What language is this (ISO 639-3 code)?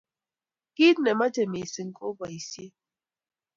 kln